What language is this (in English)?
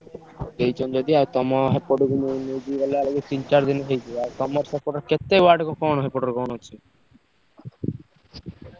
Odia